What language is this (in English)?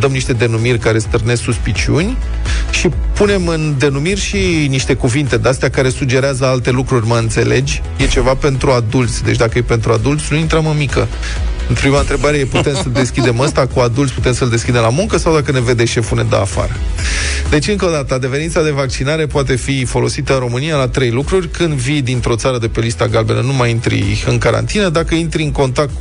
Romanian